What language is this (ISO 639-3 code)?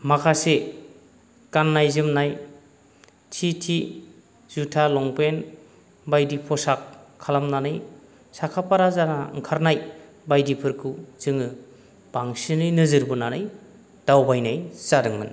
brx